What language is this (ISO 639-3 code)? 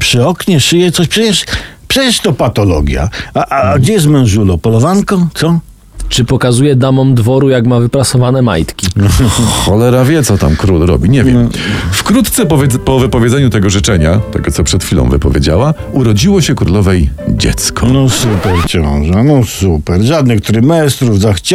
pol